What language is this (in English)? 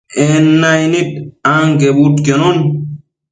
Matsés